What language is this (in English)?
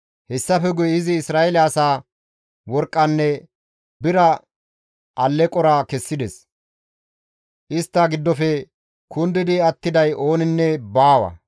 Gamo